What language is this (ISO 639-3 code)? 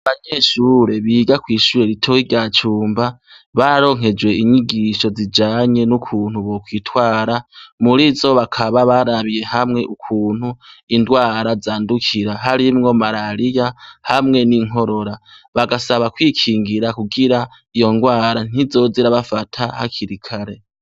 run